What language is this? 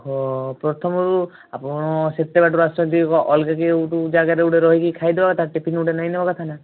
Odia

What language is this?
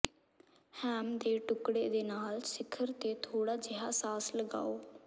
Punjabi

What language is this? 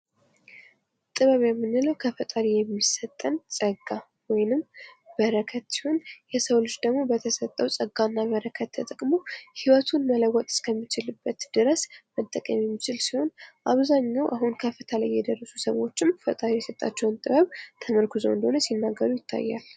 Amharic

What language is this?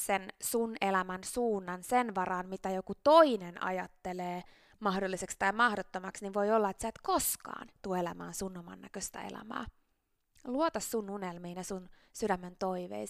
Finnish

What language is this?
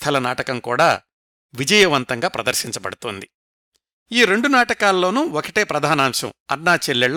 Telugu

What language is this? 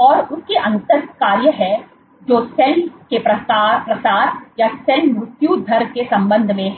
Hindi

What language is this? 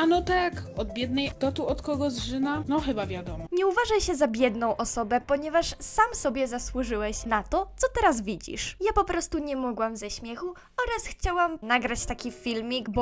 Polish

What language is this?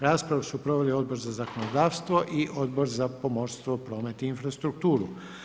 Croatian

